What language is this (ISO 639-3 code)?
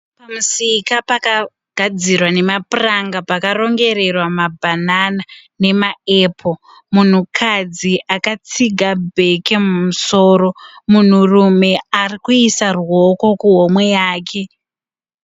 sna